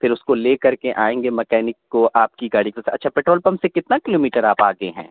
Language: Urdu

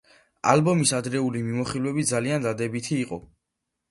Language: Georgian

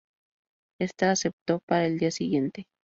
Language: Spanish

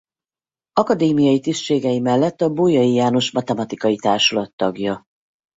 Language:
Hungarian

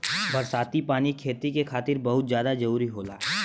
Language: Bhojpuri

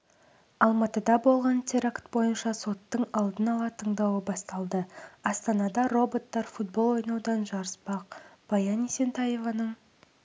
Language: Kazakh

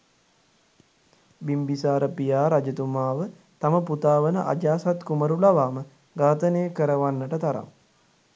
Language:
Sinhala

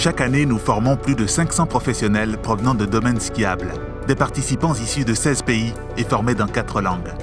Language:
French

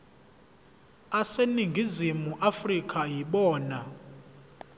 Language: Zulu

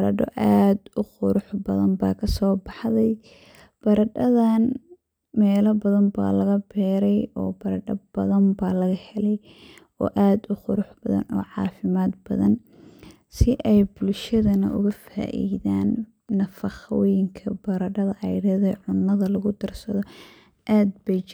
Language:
Somali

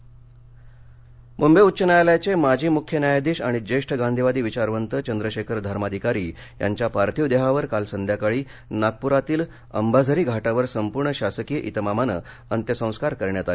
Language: Marathi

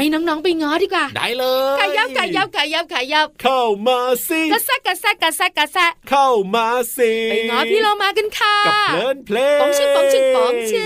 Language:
Thai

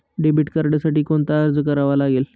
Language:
Marathi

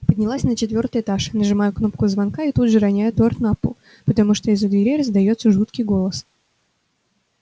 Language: Russian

